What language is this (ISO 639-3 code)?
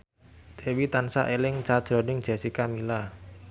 jav